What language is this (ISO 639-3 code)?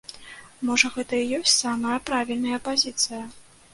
bel